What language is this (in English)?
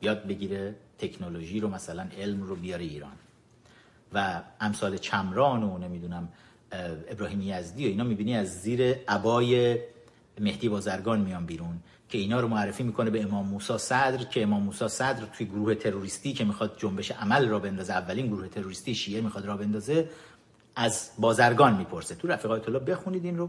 Persian